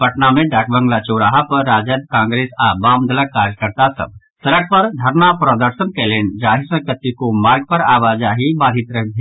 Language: Maithili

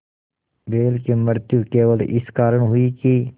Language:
Hindi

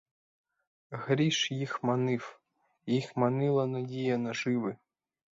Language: Ukrainian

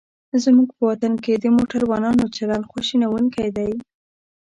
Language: Pashto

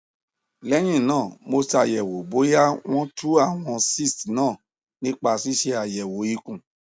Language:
Yoruba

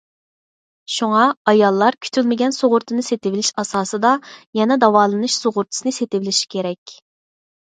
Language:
Uyghur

